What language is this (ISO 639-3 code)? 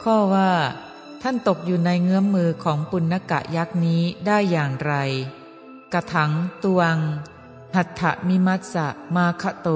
tha